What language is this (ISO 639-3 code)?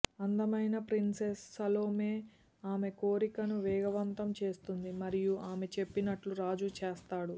tel